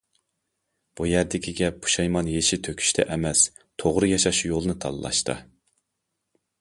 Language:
Uyghur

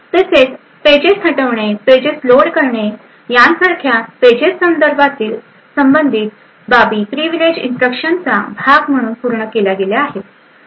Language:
Marathi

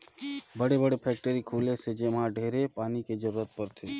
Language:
Chhattisgarhi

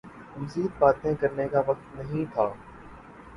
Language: Urdu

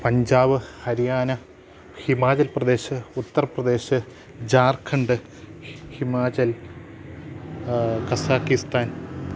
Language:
Malayalam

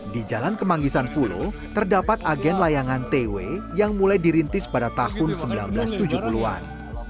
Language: Indonesian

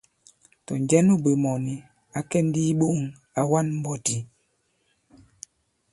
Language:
Bankon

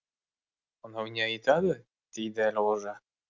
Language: Kazakh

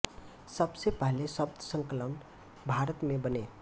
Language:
Hindi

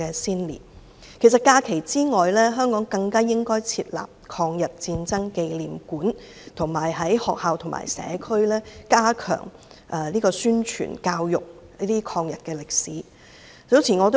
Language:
Cantonese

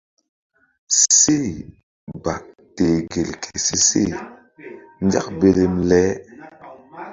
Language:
Mbum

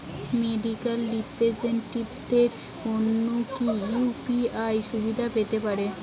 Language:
Bangla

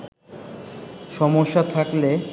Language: Bangla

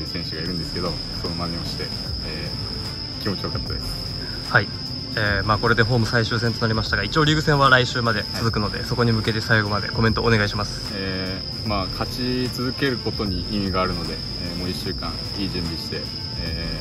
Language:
Japanese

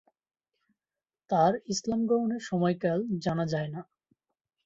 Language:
Bangla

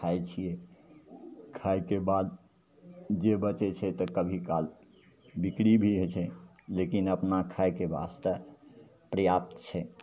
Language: Maithili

